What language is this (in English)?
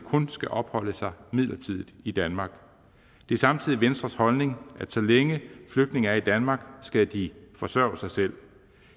Danish